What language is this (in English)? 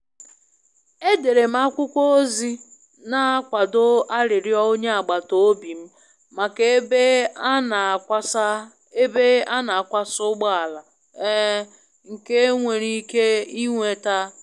Igbo